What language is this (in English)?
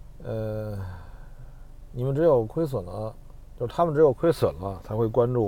Chinese